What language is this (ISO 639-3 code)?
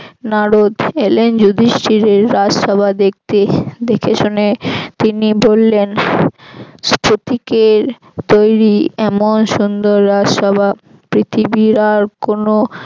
ben